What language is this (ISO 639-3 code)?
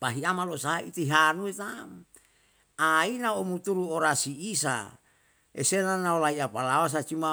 jal